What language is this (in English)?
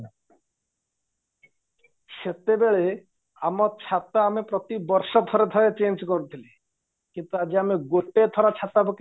Odia